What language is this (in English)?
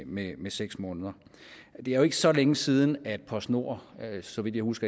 Danish